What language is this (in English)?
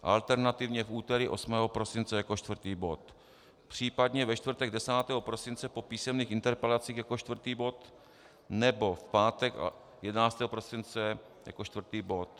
Czech